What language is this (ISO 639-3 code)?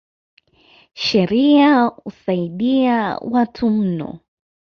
swa